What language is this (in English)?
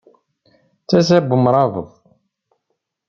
Kabyle